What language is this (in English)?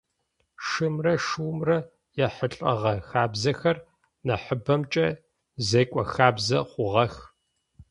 Adyghe